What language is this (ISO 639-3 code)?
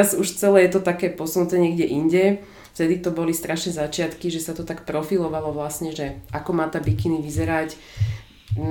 ces